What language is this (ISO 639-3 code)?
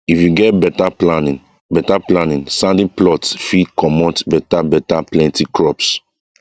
pcm